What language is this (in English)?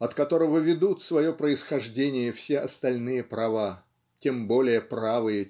Russian